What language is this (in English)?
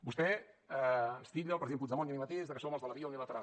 Catalan